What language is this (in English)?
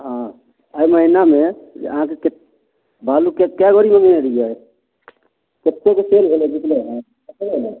Maithili